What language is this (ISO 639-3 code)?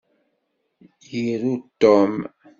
kab